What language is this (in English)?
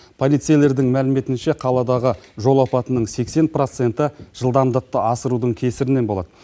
Kazakh